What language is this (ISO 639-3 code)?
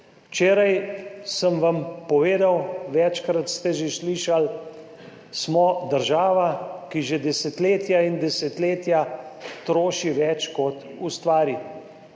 slv